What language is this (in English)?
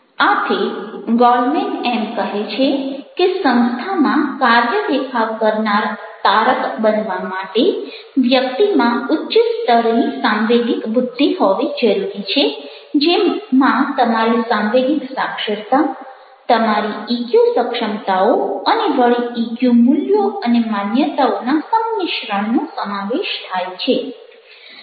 Gujarati